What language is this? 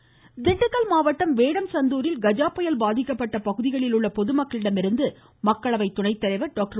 Tamil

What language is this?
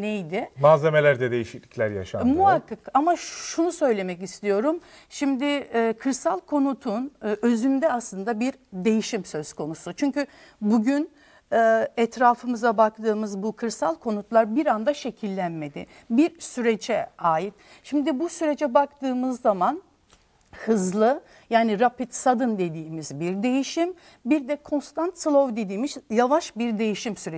Turkish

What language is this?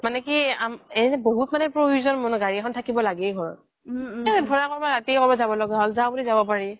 Assamese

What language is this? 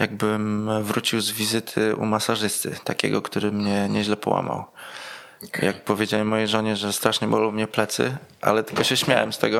Polish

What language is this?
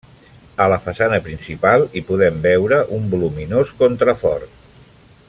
Catalan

